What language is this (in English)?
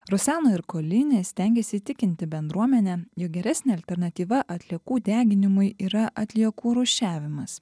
Lithuanian